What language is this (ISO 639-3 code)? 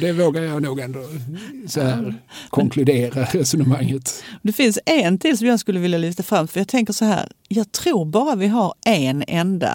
swe